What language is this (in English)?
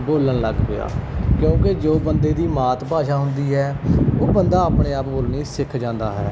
Punjabi